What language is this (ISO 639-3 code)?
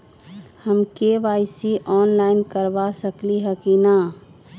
mag